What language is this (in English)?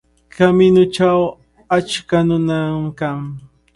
Cajatambo North Lima Quechua